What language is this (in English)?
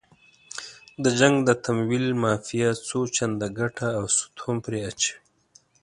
Pashto